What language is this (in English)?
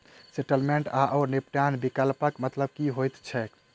Maithili